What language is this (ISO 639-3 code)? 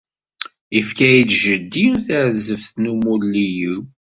kab